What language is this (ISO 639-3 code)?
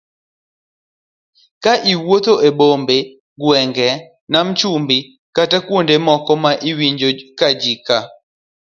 luo